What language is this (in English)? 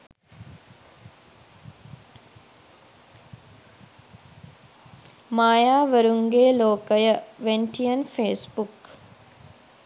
Sinhala